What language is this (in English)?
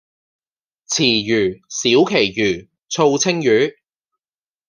Cantonese